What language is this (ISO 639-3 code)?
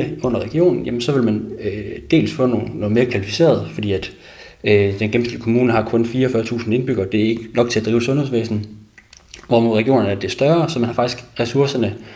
dan